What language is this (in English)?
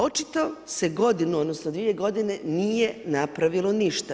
Croatian